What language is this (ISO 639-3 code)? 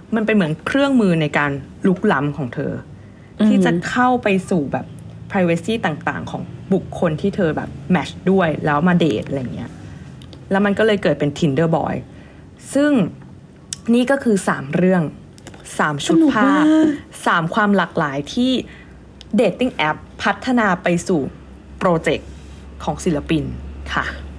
tha